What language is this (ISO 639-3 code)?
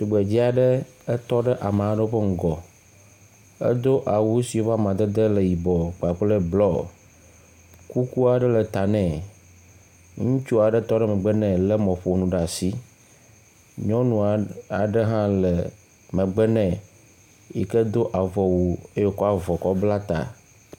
ewe